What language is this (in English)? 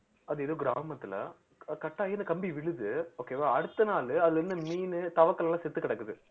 Tamil